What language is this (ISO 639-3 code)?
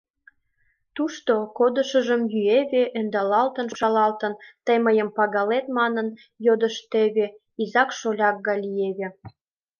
chm